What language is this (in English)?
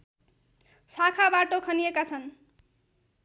Nepali